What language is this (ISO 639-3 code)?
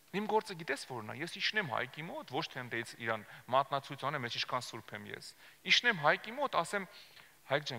ron